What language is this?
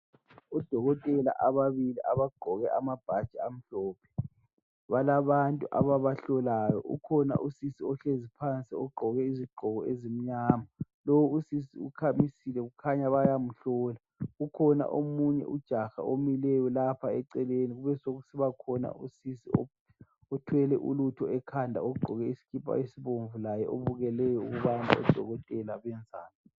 North Ndebele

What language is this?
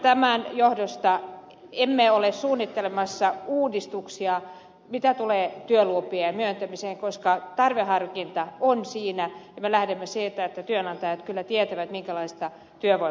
Finnish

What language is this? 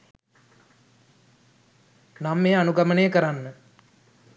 Sinhala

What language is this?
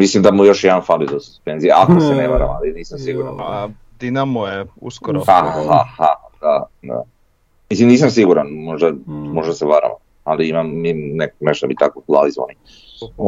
Croatian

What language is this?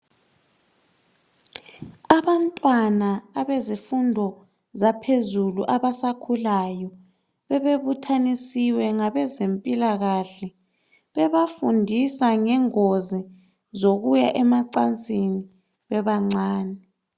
North Ndebele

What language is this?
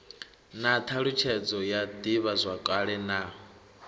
Venda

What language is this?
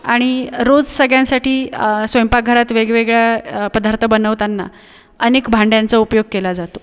Marathi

